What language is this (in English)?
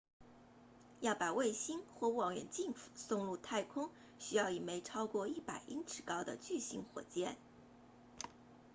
Chinese